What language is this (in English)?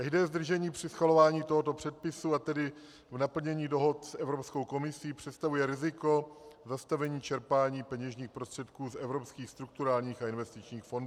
Czech